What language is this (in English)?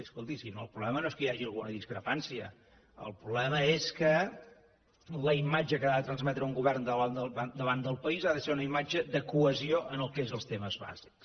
Catalan